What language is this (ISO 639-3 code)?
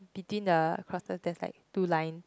eng